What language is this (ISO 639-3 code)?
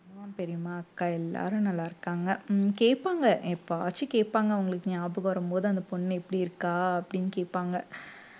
tam